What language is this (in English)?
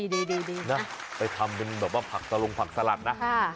Thai